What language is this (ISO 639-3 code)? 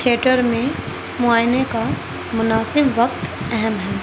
urd